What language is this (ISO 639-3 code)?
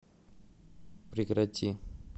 rus